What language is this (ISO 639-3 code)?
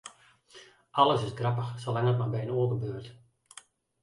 fry